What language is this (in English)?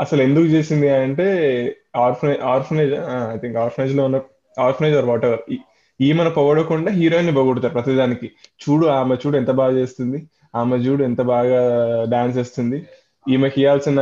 Telugu